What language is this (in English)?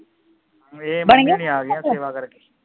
Punjabi